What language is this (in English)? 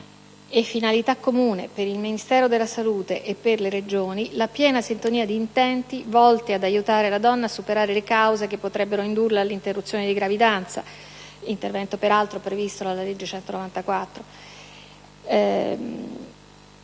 Italian